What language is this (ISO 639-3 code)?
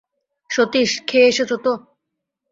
ben